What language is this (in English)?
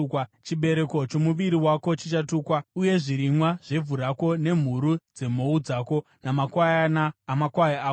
Shona